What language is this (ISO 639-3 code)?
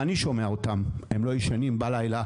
heb